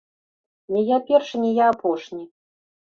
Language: Belarusian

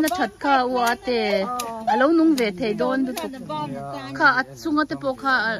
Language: Thai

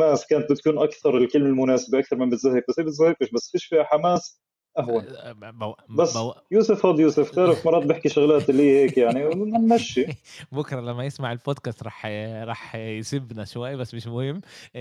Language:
Arabic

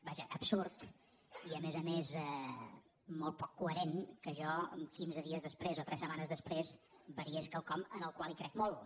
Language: Catalan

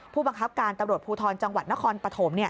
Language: Thai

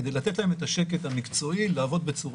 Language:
Hebrew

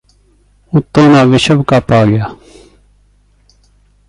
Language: Punjabi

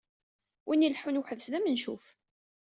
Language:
Kabyle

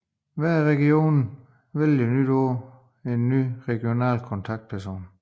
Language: Danish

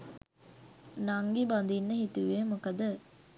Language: Sinhala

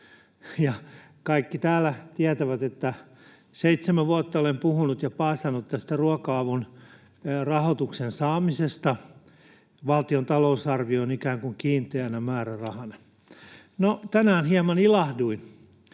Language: Finnish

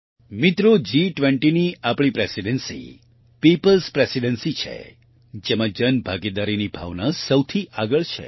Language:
Gujarati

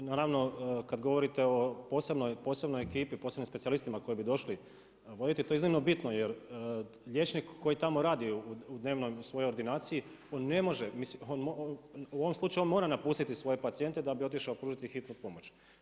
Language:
Croatian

